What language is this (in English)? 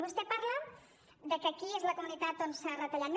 Catalan